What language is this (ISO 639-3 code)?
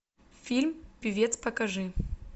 rus